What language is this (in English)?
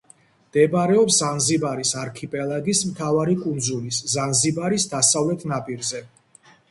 Georgian